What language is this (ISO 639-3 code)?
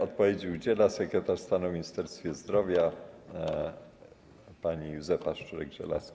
pol